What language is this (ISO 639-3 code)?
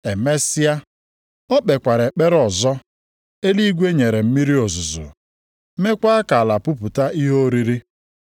ibo